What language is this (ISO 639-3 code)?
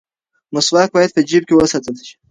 pus